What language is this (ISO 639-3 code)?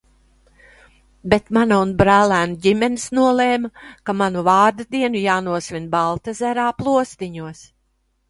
lav